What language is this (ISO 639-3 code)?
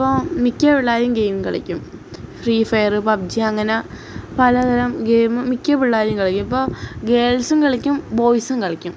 mal